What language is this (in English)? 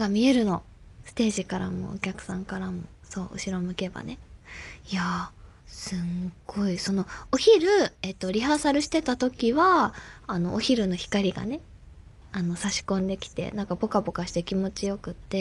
Japanese